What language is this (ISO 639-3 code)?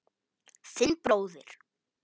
isl